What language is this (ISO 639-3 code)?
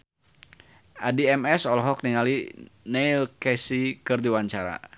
sun